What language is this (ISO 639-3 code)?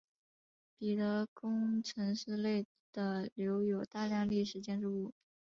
zho